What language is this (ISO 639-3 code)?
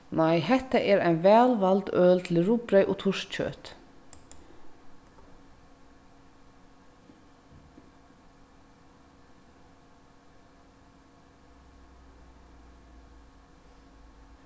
fao